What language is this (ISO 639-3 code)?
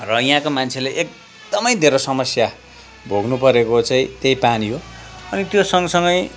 nep